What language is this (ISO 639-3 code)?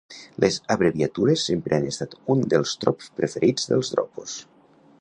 cat